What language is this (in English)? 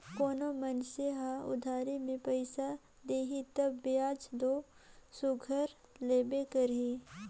Chhattisgarhi